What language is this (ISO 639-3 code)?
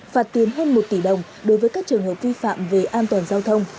vie